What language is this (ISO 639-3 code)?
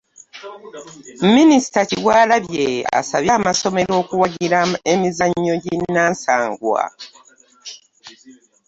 lug